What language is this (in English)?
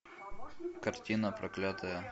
Russian